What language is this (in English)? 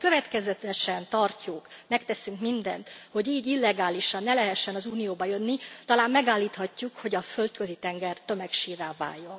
Hungarian